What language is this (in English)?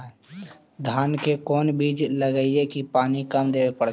Magahi